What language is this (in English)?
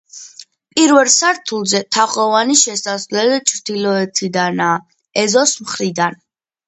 Georgian